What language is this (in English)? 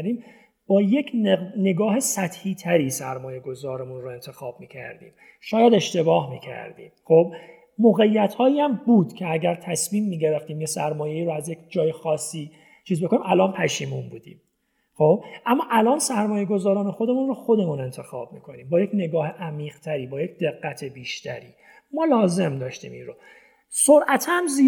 Persian